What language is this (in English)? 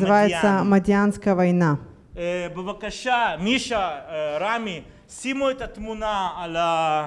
Russian